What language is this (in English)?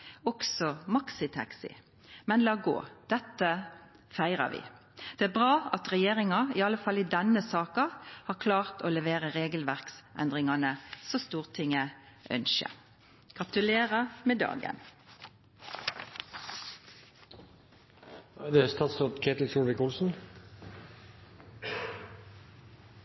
Norwegian Nynorsk